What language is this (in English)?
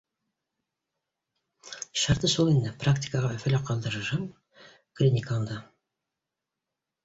Bashkir